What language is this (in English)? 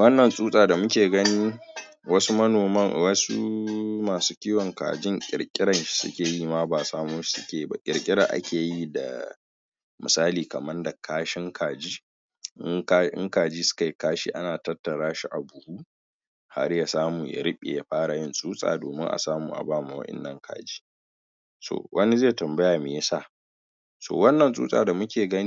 Hausa